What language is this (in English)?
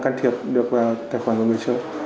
Vietnamese